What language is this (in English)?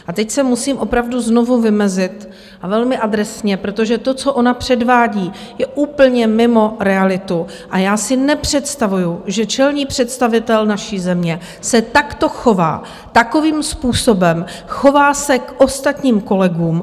Czech